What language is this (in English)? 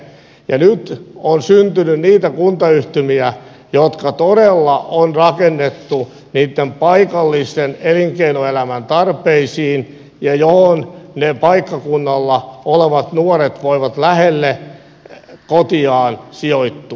Finnish